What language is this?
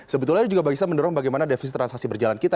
Indonesian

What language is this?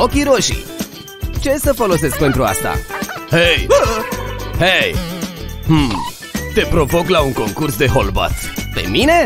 Romanian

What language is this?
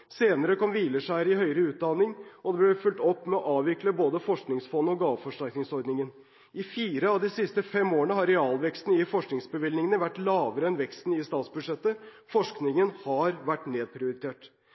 Norwegian Bokmål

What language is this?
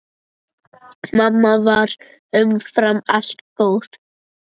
Icelandic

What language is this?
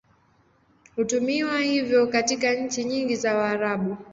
Swahili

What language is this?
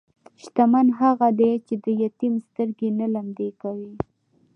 Pashto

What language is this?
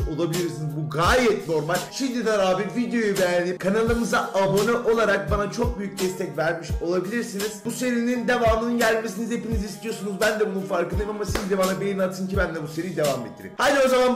Turkish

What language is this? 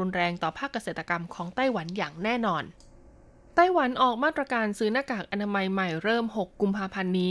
Thai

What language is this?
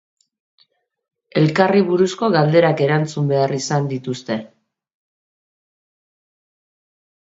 Basque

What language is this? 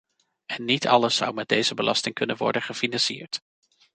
Dutch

